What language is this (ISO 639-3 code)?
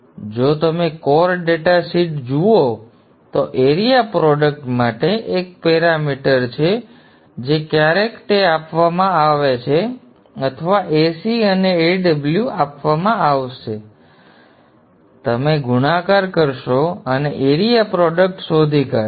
guj